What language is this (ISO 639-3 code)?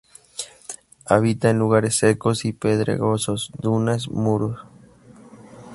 spa